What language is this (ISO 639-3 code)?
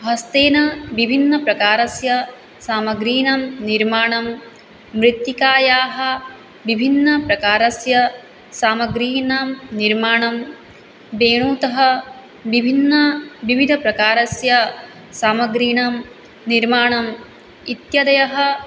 san